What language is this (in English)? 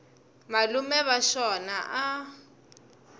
Tsonga